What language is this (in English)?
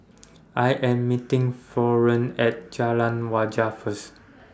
English